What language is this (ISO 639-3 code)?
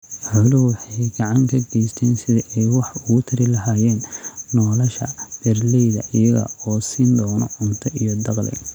som